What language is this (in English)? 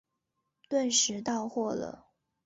Chinese